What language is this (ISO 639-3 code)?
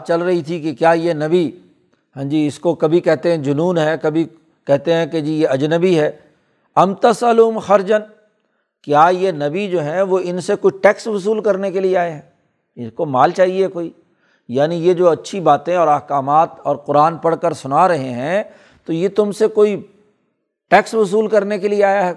urd